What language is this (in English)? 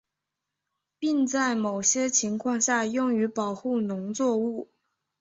Chinese